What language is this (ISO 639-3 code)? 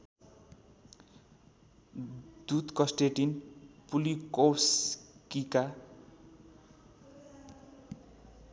nep